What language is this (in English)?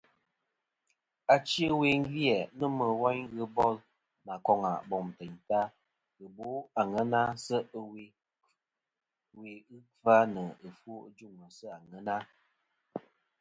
Kom